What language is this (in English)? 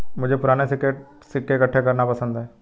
Hindi